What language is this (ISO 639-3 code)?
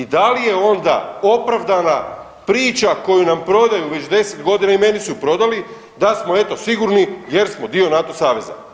hrv